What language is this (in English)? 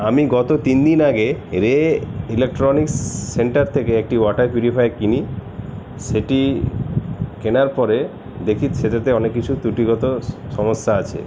Bangla